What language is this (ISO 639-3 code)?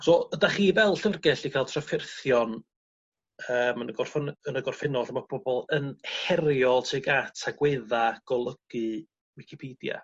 cym